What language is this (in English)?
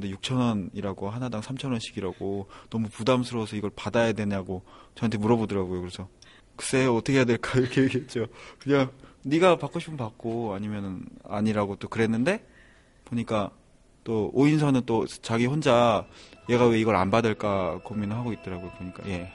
Korean